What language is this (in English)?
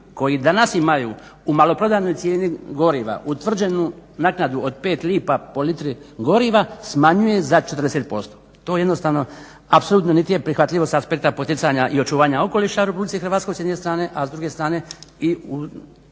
Croatian